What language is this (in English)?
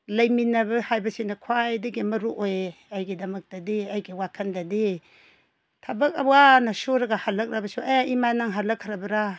Manipuri